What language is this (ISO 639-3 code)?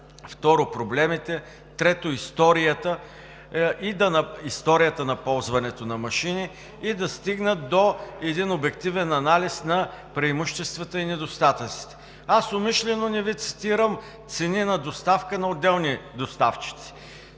bul